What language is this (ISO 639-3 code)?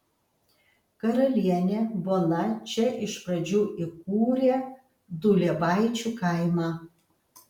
lit